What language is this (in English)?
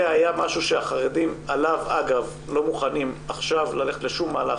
Hebrew